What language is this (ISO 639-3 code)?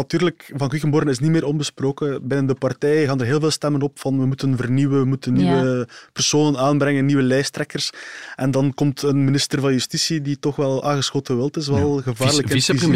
nld